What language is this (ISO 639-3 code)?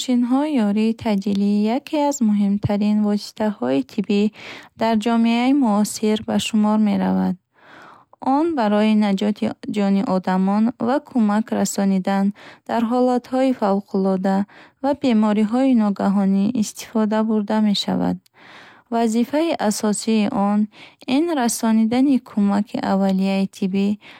bhh